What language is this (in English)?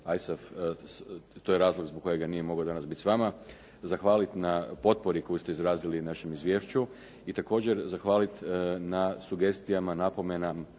Croatian